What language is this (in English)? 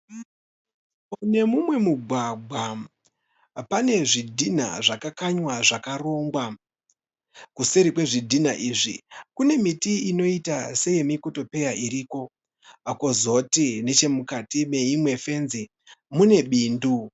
Shona